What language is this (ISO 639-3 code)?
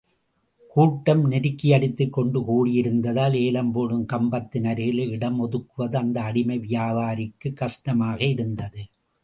tam